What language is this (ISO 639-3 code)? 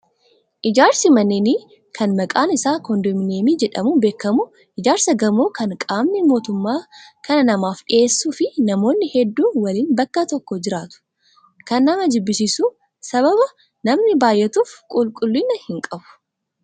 orm